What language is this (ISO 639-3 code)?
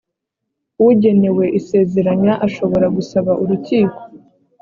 kin